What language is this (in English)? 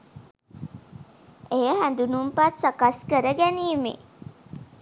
Sinhala